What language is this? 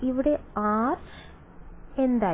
Malayalam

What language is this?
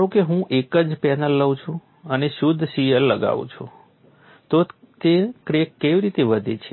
Gujarati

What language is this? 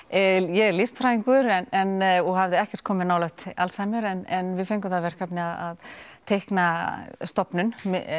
Icelandic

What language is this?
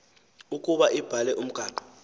Xhosa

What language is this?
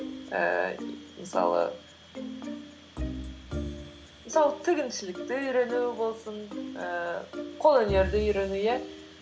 Kazakh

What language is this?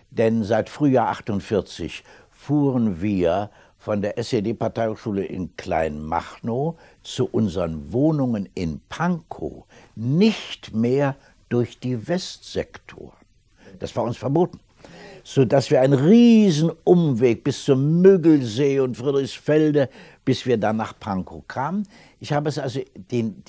German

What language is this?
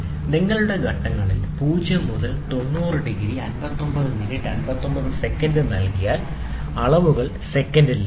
Malayalam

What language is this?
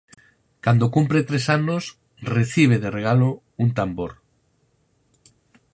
Galician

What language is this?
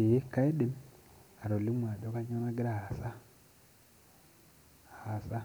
Masai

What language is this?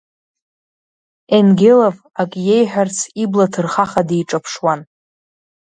Abkhazian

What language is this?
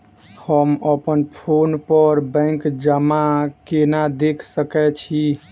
Maithili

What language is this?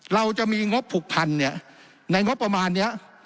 Thai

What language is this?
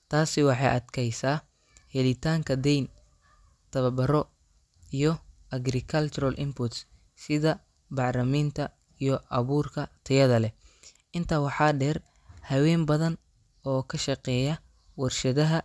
Somali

